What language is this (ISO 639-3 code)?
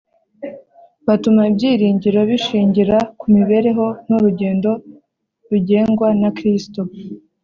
kin